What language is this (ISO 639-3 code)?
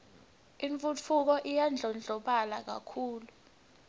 ssw